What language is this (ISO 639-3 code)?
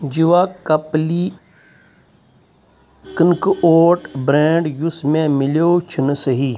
kas